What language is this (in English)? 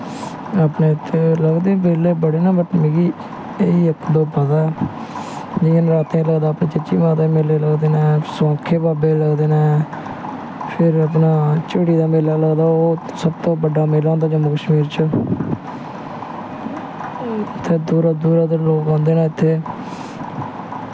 Dogri